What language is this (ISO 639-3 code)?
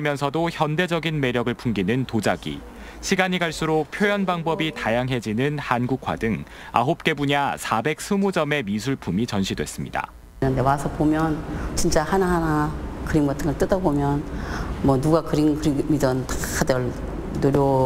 kor